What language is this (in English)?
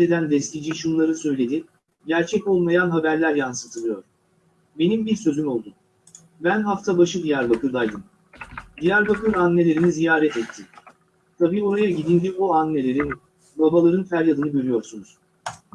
Turkish